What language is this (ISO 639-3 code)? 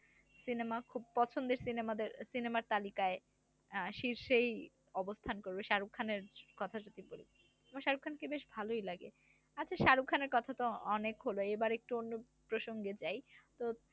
ben